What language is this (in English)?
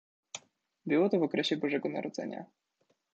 Polish